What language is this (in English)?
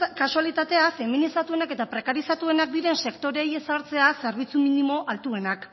Basque